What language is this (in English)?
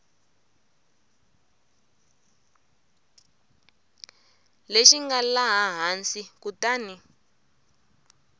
Tsonga